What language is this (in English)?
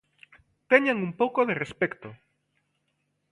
Galician